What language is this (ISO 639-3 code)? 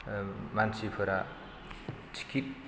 brx